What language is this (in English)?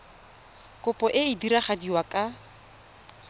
Tswana